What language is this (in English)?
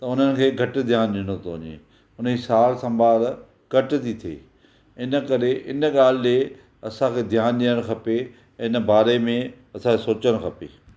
Sindhi